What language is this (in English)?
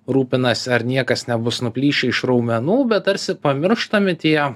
Lithuanian